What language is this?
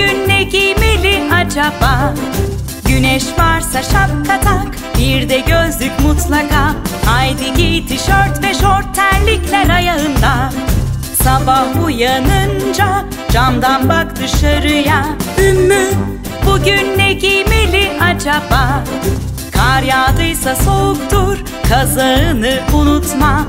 Turkish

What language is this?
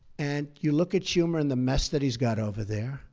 English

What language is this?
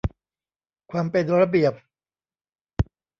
Thai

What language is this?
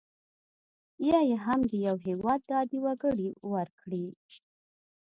Pashto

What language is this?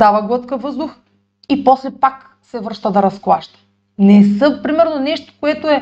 Bulgarian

